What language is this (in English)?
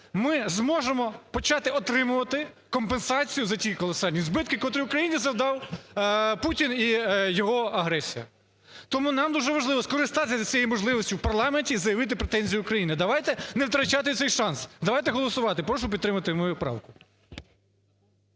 Ukrainian